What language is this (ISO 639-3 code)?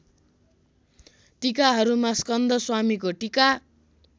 nep